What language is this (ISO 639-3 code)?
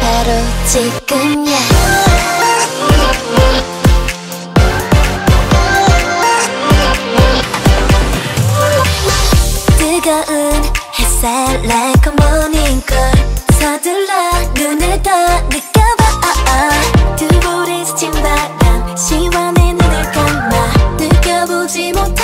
kor